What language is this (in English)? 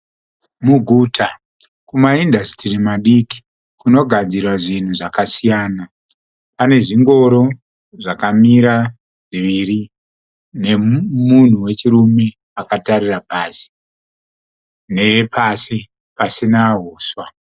Shona